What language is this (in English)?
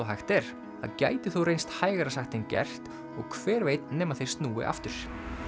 Icelandic